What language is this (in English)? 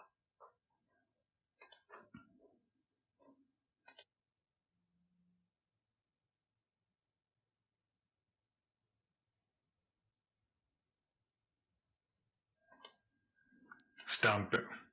Tamil